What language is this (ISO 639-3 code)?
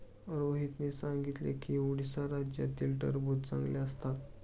mar